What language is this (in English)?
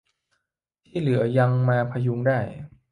Thai